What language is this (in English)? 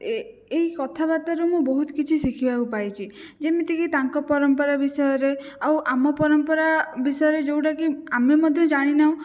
Odia